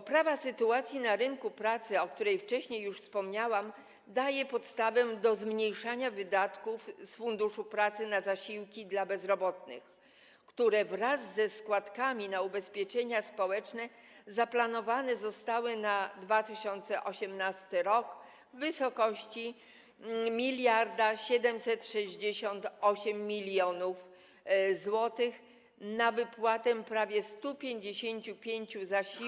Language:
Polish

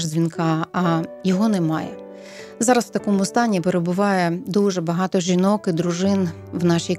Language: Ukrainian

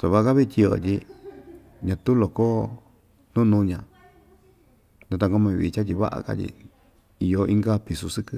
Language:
Ixtayutla Mixtec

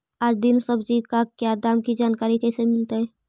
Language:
Magahi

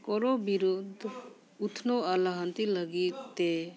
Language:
Santali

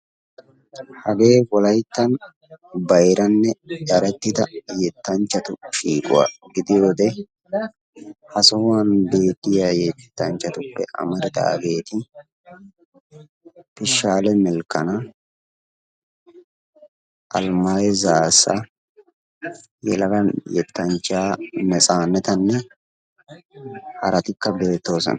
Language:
Wolaytta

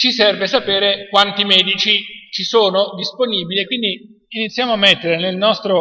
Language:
Italian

